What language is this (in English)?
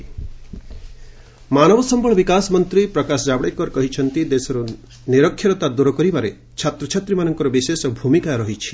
Odia